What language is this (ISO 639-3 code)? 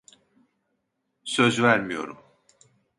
tur